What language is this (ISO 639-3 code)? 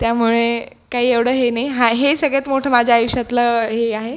mar